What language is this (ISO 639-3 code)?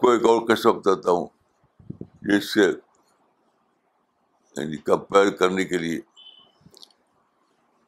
urd